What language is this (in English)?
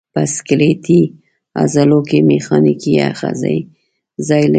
Pashto